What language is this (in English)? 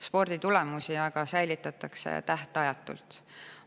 Estonian